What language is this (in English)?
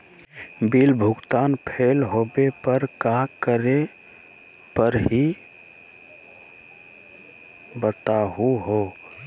Magahi